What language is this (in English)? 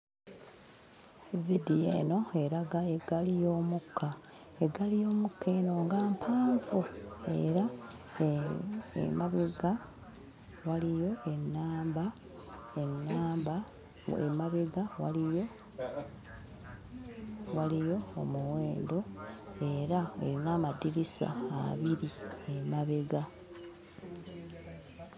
Ganda